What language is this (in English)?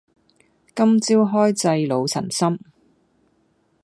Cantonese